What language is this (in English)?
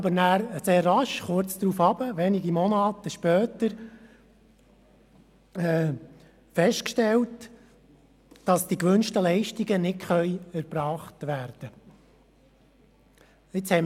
Swiss German